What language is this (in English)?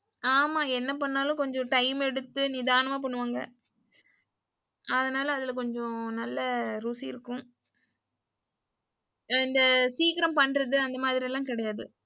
Tamil